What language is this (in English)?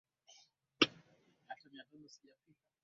Swahili